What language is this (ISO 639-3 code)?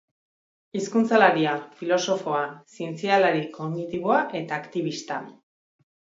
eus